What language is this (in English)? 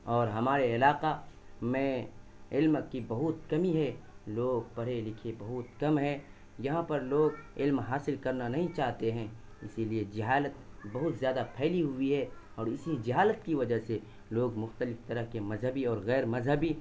Urdu